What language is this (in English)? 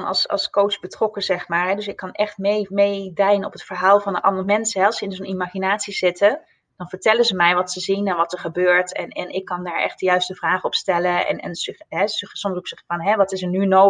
Dutch